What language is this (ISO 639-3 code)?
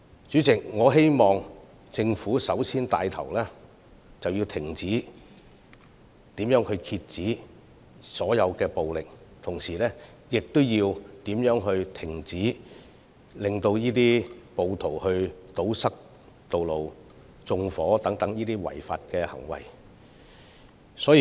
yue